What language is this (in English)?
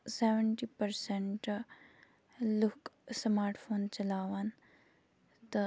Kashmiri